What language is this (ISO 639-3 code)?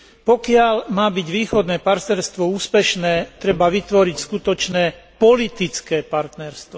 slk